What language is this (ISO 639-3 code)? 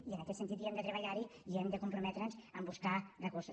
cat